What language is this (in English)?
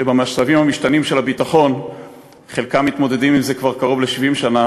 Hebrew